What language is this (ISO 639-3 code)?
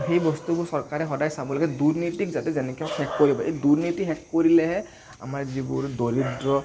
asm